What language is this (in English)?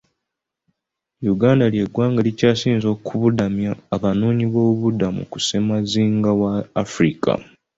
Ganda